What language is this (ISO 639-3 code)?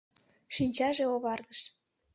chm